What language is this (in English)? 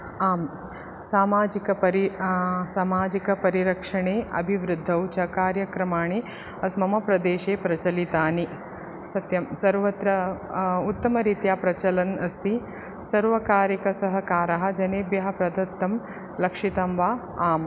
Sanskrit